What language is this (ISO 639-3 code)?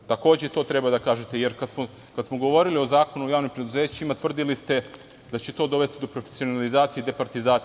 srp